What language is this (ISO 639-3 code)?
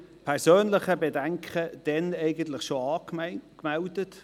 gsw